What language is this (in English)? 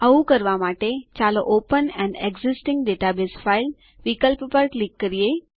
Gujarati